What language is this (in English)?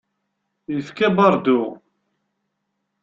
Kabyle